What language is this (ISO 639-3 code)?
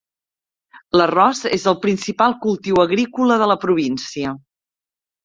cat